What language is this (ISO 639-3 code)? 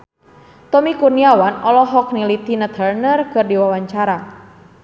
sun